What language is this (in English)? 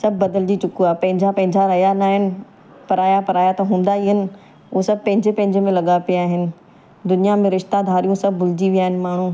Sindhi